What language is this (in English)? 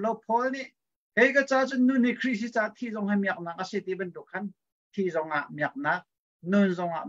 Thai